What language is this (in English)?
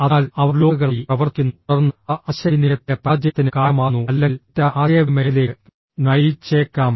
Malayalam